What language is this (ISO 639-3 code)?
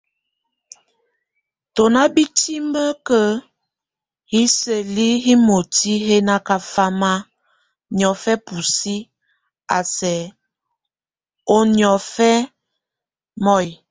tvu